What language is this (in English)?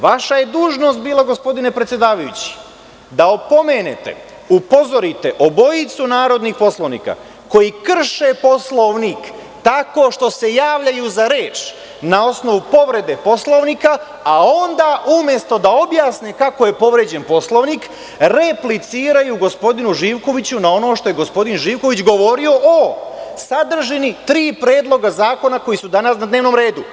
Serbian